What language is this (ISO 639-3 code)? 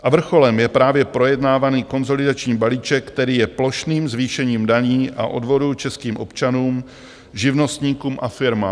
ces